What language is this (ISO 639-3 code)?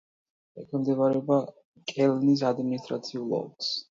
kat